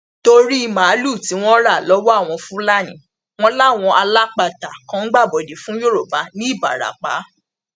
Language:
Yoruba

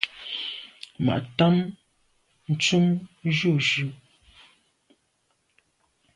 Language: Medumba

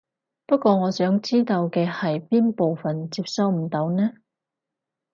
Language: Cantonese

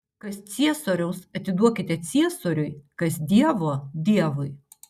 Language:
Lithuanian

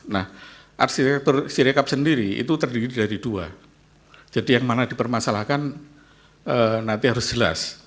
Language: Indonesian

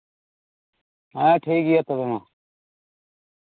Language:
Santali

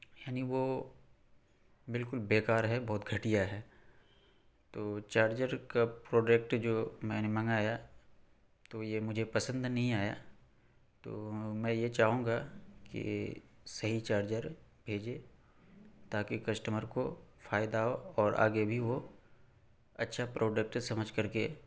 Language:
Urdu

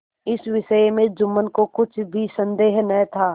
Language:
Hindi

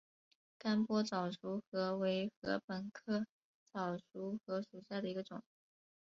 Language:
Chinese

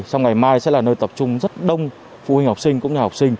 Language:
Vietnamese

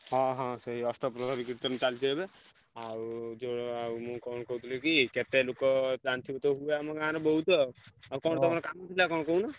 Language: Odia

